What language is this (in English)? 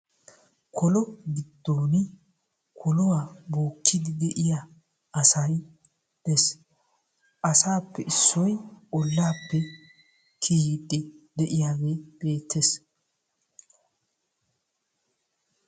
Wolaytta